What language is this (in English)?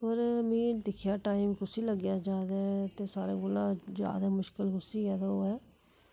Dogri